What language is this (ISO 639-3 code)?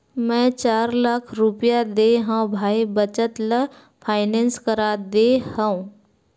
hne